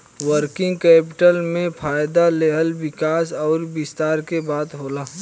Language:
Bhojpuri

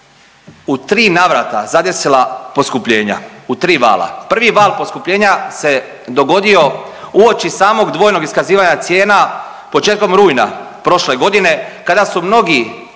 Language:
Croatian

